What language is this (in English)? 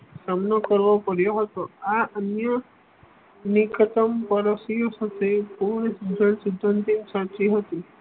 Gujarati